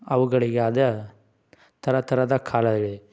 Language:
Kannada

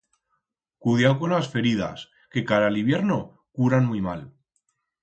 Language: Aragonese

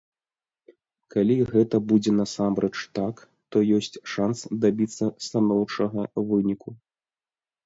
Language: Belarusian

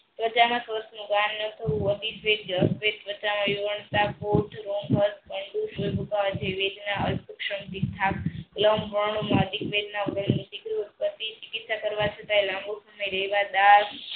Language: Gujarati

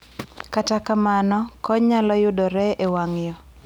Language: Luo (Kenya and Tanzania)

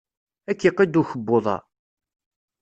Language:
Kabyle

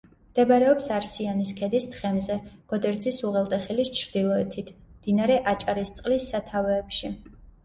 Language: Georgian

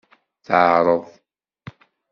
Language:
Kabyle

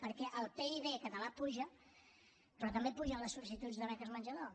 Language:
Catalan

